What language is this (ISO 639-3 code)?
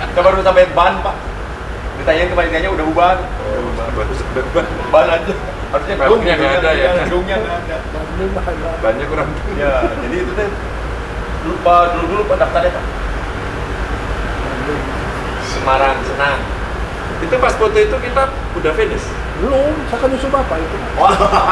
ind